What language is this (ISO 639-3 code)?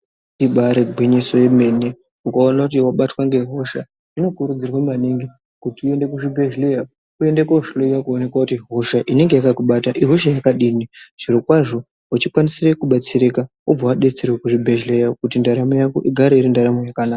ndc